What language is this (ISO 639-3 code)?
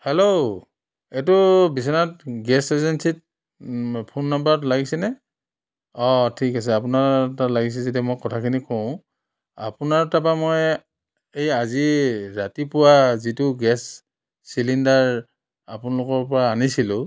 asm